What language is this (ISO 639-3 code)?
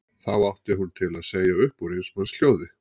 isl